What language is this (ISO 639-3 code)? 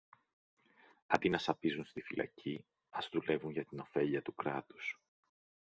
ell